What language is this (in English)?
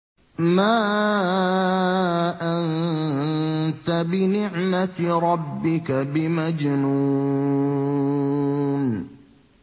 Arabic